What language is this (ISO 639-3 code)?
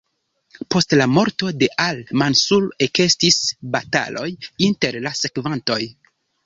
epo